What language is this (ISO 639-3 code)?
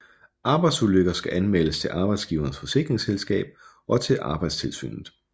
dan